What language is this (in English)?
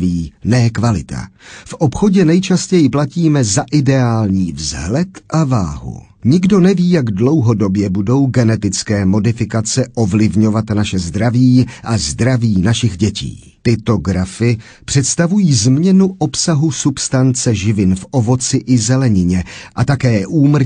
Czech